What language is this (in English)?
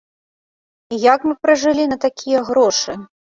Belarusian